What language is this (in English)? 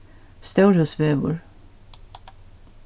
Faroese